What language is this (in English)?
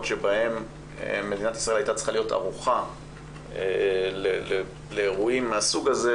Hebrew